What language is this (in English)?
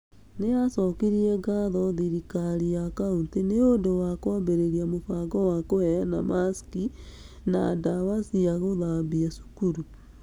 Kikuyu